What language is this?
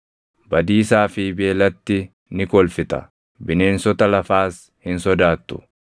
Oromo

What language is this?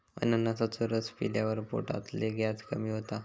Marathi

